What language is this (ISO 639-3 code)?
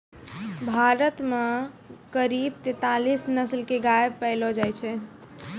mai